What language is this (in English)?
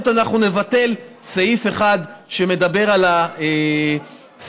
Hebrew